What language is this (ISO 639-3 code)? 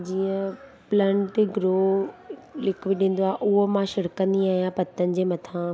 snd